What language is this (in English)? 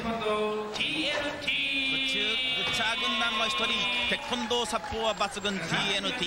Japanese